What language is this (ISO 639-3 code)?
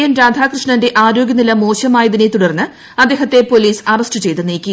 mal